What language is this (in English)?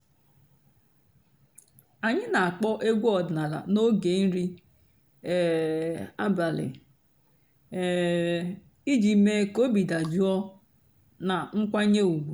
Igbo